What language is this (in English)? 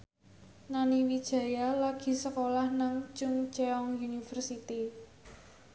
Javanese